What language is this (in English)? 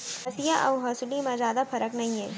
Chhattisgarhi